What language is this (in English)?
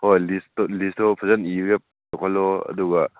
Manipuri